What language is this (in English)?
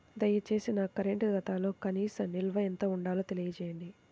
Telugu